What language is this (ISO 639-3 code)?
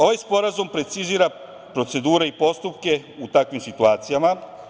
srp